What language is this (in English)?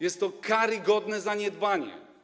Polish